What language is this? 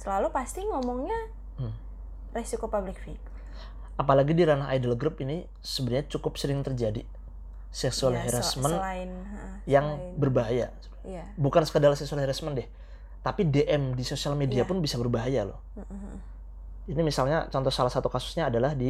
Indonesian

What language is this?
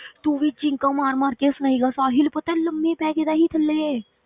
Punjabi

